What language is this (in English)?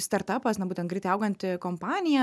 Lithuanian